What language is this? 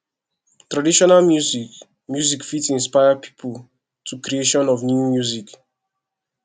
Nigerian Pidgin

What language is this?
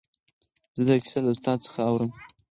Pashto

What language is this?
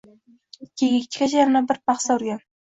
Uzbek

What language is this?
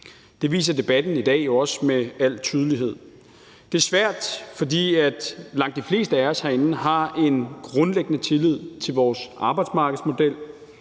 Danish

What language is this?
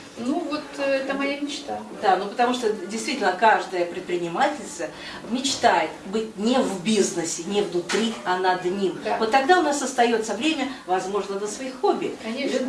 Russian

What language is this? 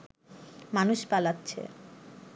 Bangla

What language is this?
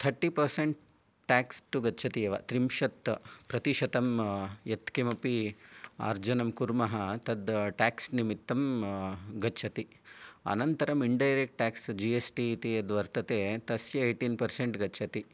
Sanskrit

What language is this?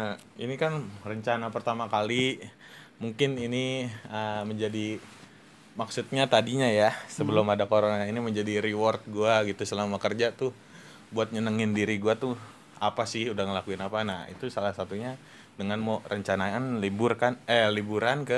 Indonesian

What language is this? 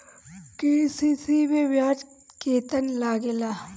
Bhojpuri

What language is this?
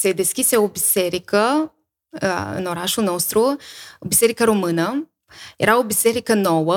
Romanian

